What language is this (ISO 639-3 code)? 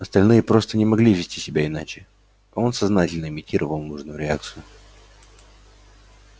rus